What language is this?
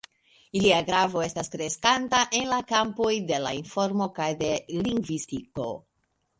Esperanto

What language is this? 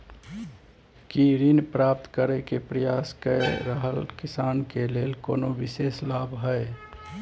Maithili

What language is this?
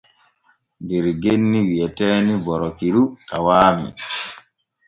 Borgu Fulfulde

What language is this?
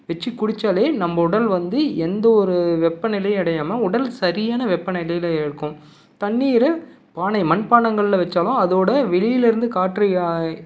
Tamil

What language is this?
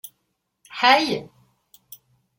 Kabyle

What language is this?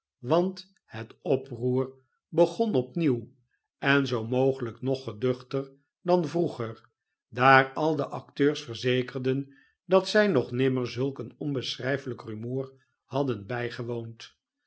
Dutch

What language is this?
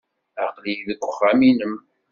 Kabyle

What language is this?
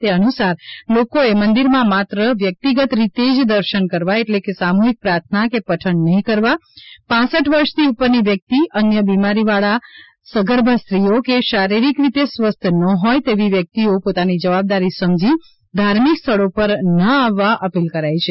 Gujarati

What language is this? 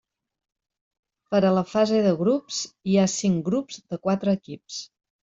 Catalan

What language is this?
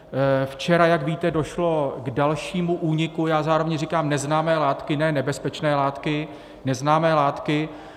Czech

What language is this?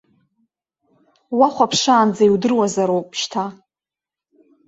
Abkhazian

